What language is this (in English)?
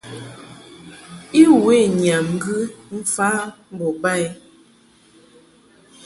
Mungaka